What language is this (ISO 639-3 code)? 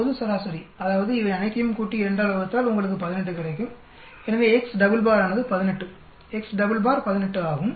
tam